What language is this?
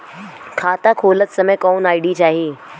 Bhojpuri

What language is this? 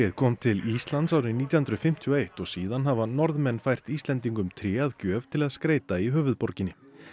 Icelandic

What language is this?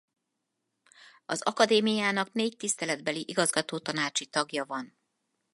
Hungarian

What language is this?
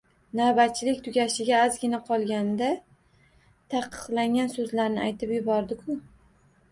Uzbek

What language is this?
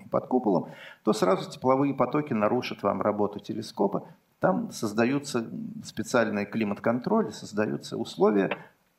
Russian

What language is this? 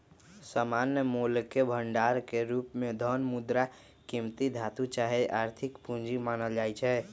Magahi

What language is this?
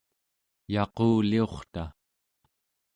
Central Yupik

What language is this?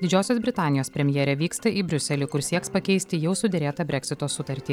Lithuanian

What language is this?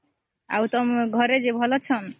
Odia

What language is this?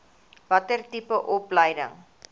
Afrikaans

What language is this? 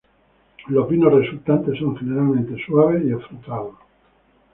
Spanish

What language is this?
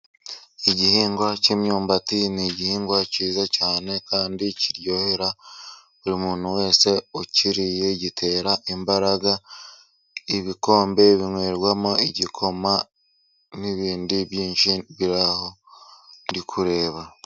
Kinyarwanda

